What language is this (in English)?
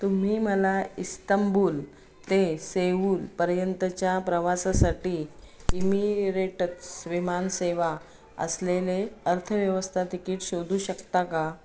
Marathi